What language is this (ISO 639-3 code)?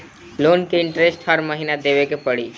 bho